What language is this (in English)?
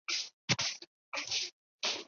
Chinese